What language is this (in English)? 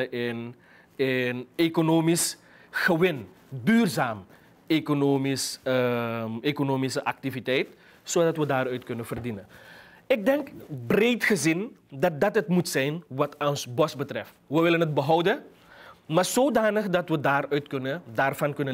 Dutch